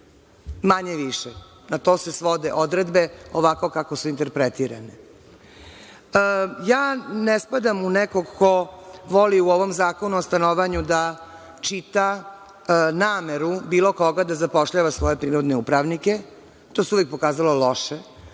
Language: Serbian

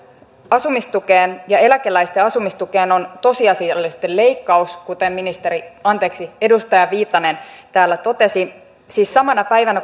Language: Finnish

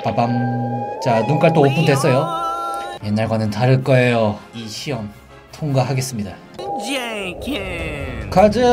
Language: Korean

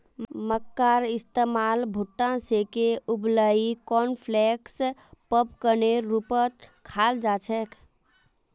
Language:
Magahi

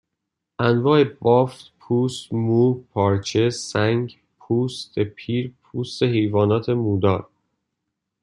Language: Persian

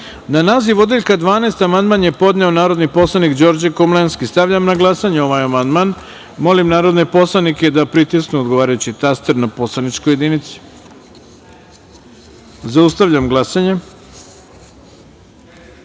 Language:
Serbian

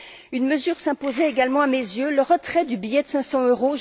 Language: French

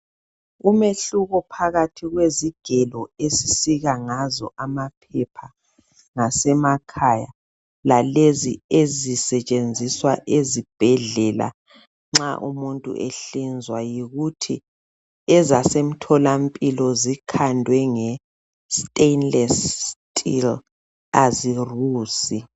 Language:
North Ndebele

